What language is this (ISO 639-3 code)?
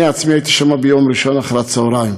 heb